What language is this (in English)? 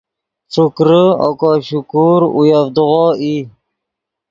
Yidgha